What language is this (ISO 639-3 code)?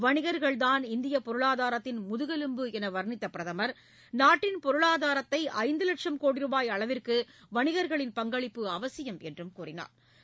tam